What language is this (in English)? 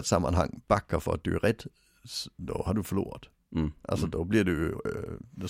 Swedish